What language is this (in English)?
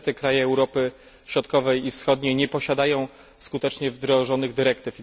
Polish